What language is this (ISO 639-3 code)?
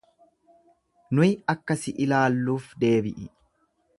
orm